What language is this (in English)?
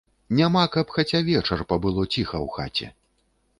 Belarusian